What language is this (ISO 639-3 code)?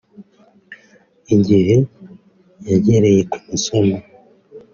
kin